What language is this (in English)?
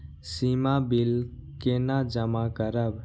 Maithili